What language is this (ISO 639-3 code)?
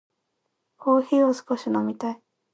jpn